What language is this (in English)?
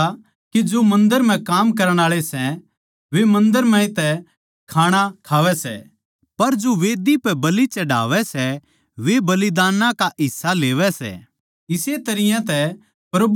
Haryanvi